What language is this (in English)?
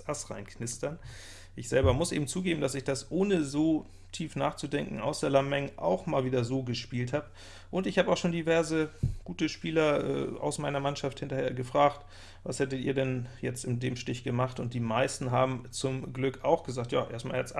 German